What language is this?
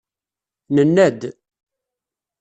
Kabyle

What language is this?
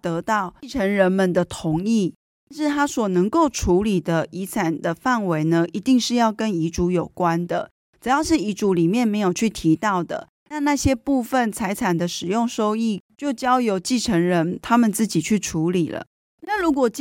Chinese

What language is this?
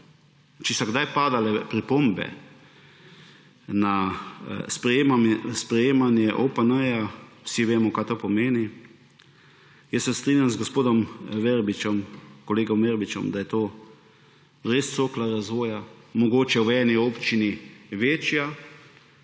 Slovenian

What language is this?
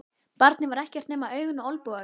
Icelandic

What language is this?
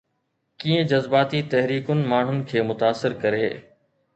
Sindhi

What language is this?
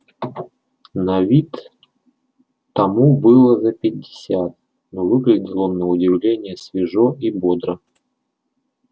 Russian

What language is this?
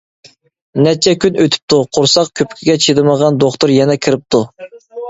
Uyghur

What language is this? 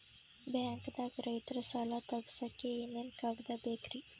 Kannada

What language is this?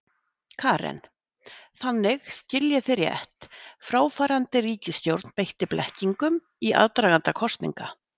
Icelandic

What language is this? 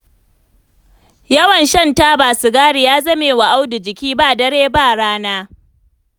Hausa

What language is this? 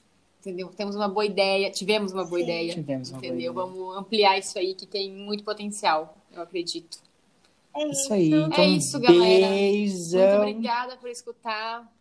Portuguese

